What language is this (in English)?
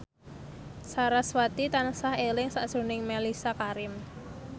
Javanese